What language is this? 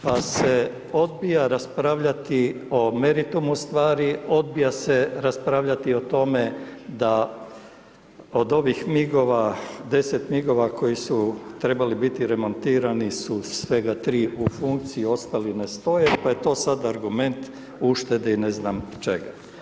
Croatian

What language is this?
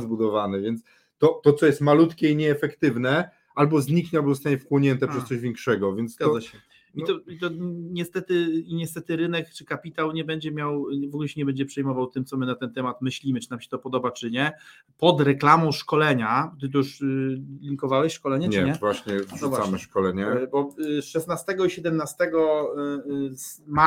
Polish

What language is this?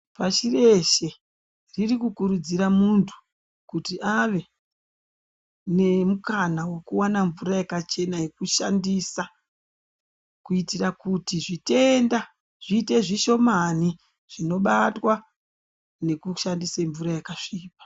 Ndau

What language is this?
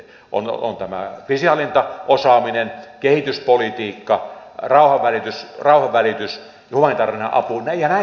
Finnish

